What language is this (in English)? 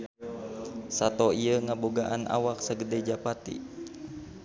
Sundanese